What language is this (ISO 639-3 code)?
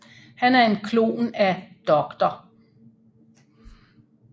dan